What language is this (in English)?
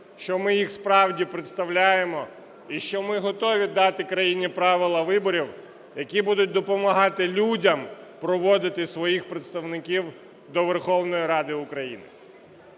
Ukrainian